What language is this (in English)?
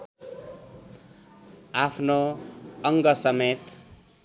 Nepali